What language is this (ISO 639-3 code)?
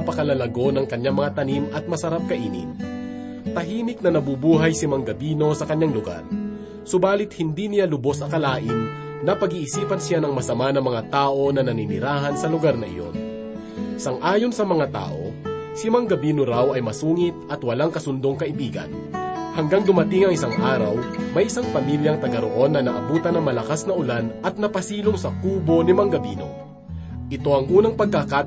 fil